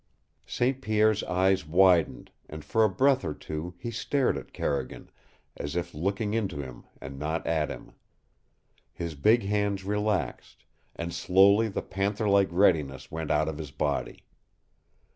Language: English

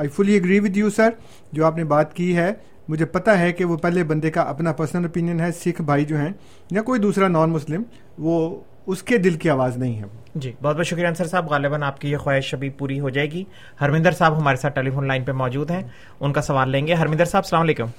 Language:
Urdu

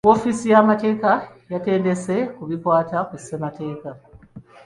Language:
Ganda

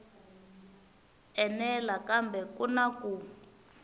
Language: Tsonga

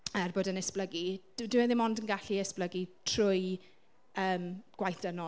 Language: Welsh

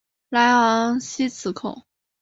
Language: Chinese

